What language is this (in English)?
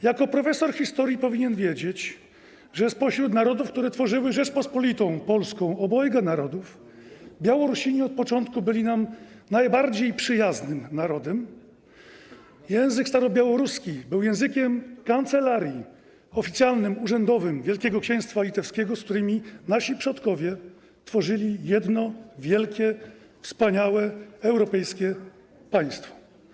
Polish